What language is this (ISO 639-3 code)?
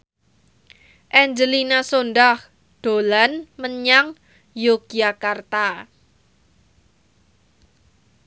jav